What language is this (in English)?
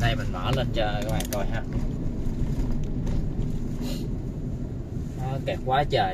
Vietnamese